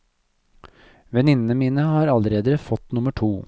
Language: Norwegian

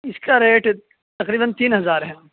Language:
Urdu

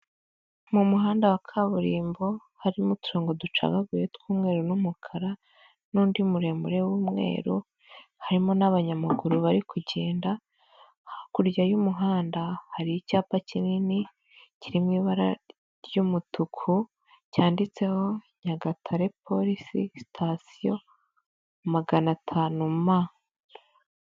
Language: Kinyarwanda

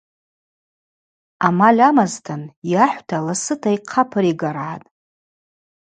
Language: Abaza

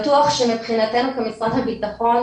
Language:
Hebrew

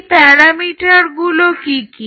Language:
Bangla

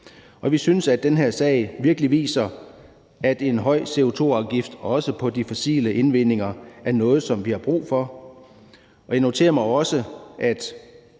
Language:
Danish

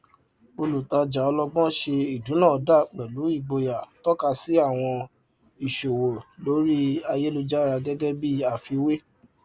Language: Yoruba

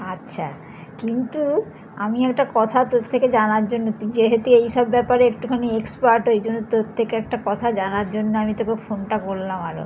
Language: Bangla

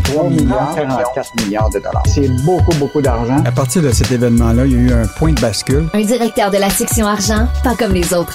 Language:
French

